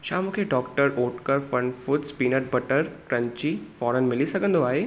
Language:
Sindhi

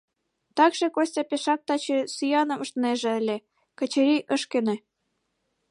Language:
Mari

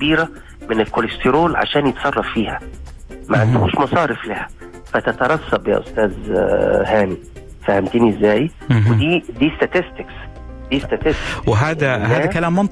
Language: Arabic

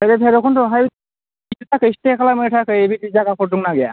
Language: Bodo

